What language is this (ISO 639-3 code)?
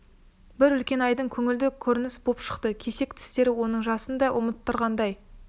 kaz